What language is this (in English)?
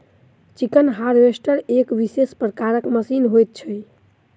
Maithili